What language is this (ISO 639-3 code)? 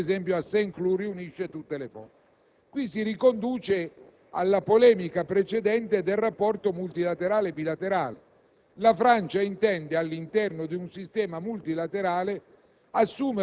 ita